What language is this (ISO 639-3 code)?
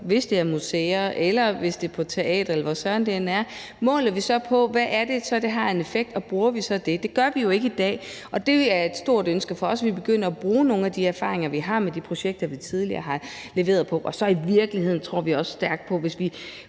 dan